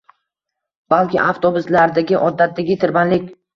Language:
Uzbek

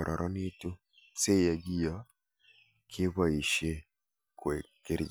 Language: Kalenjin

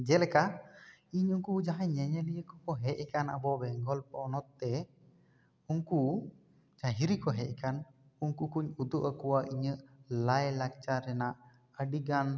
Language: Santali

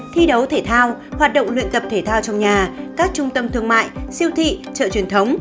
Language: Vietnamese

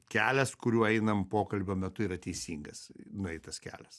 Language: Lithuanian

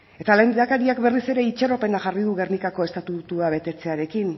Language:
Basque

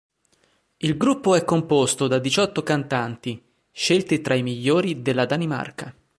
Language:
Italian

